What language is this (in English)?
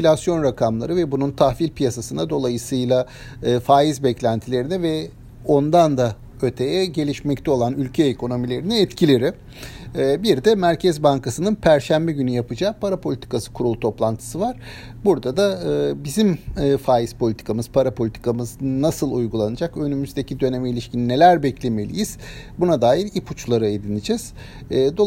Turkish